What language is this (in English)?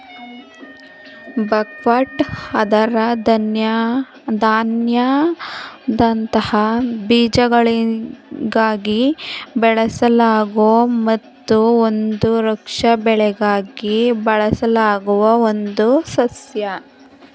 Kannada